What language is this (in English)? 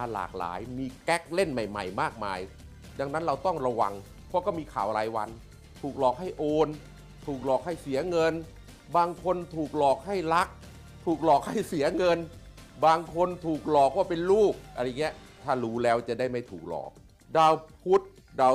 Thai